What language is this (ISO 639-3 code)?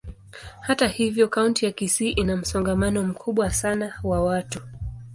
swa